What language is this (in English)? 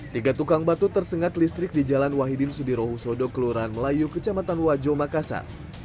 Indonesian